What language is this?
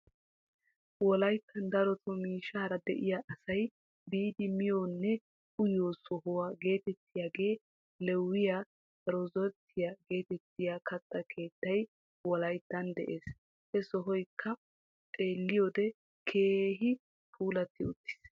Wolaytta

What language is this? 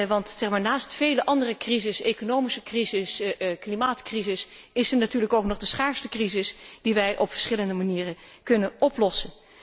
Dutch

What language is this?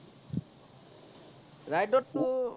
Assamese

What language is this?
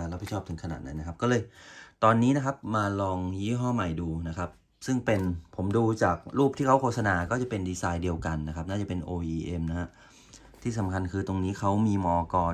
Thai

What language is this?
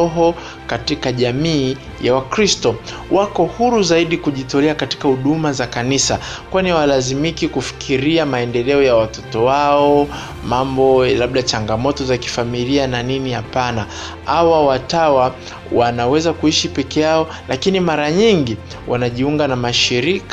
Swahili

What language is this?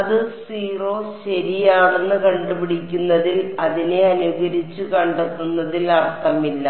Malayalam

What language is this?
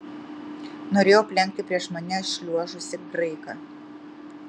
Lithuanian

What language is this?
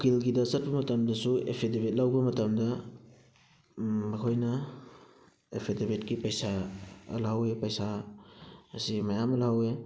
Manipuri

